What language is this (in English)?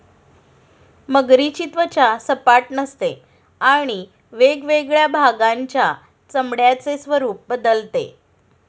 Marathi